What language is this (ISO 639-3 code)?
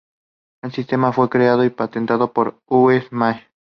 spa